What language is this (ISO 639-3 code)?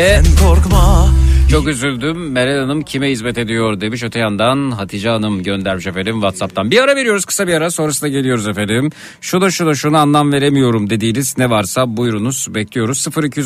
tur